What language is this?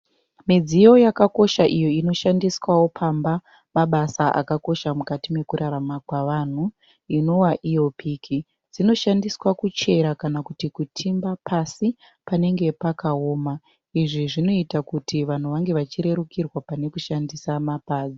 Shona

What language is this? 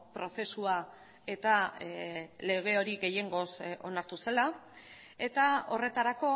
Basque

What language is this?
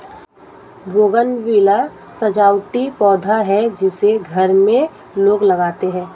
Hindi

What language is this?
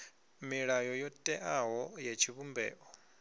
Venda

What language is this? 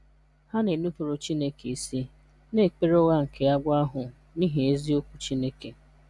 Igbo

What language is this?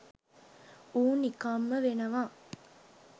Sinhala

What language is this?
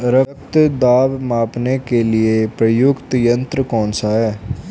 Hindi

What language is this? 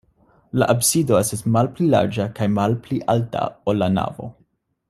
Esperanto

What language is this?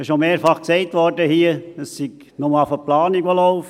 Swiss German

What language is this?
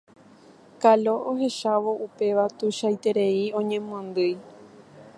Guarani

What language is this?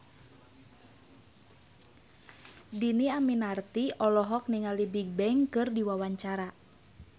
Sundanese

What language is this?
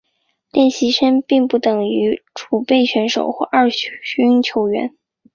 Chinese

